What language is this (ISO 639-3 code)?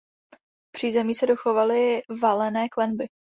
ces